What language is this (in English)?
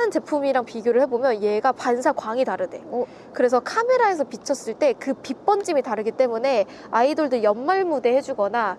Korean